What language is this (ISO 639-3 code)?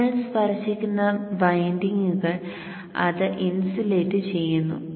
mal